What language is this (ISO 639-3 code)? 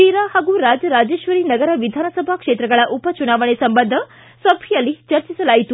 kan